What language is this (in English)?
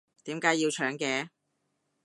Cantonese